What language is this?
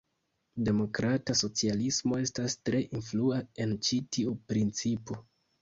Esperanto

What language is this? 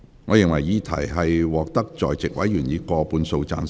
Cantonese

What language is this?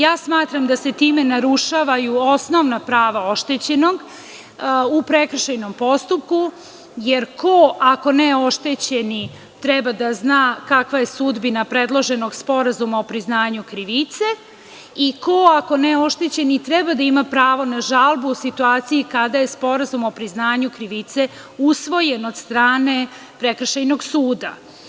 Serbian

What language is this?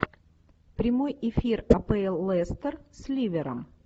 Russian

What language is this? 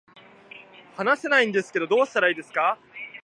Japanese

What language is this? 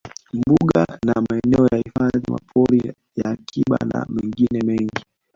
Swahili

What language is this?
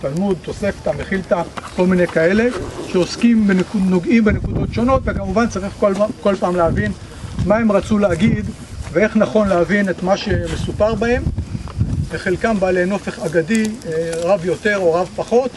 Hebrew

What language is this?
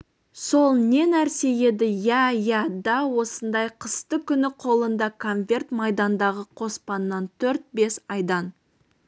Kazakh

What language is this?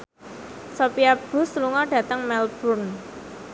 Javanese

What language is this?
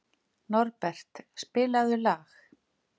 Icelandic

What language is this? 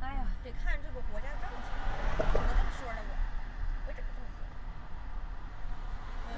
Chinese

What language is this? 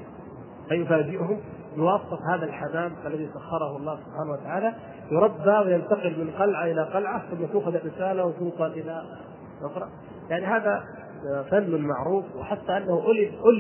Arabic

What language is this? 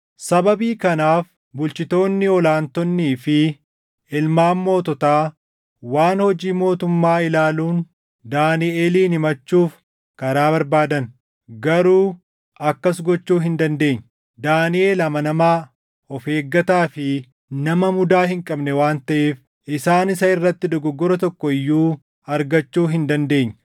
Oromo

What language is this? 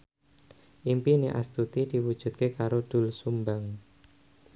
Javanese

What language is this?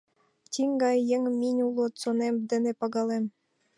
Mari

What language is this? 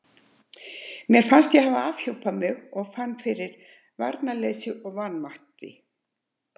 Icelandic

